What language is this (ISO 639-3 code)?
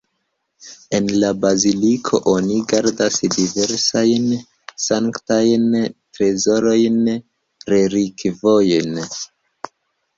epo